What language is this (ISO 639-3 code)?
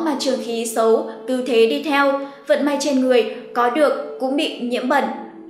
vie